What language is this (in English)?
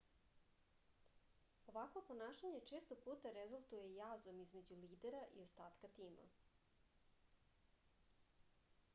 Serbian